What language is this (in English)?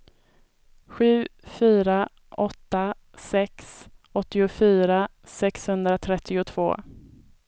Swedish